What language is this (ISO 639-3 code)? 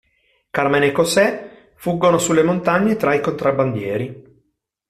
ita